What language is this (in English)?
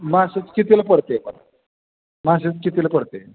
Marathi